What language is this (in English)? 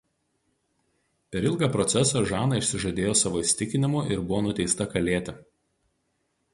Lithuanian